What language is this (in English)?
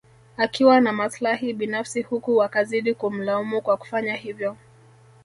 Swahili